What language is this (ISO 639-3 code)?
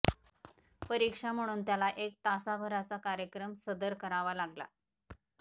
mar